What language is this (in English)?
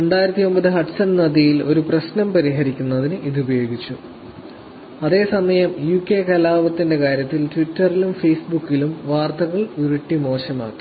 Malayalam